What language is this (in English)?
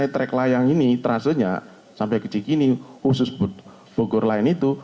Indonesian